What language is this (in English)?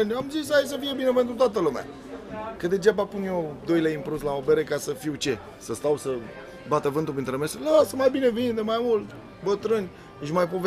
Romanian